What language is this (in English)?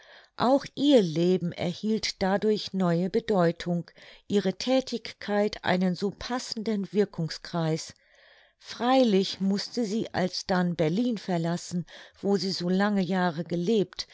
German